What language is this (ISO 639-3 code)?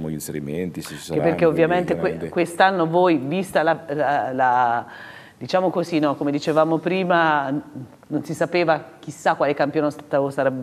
ita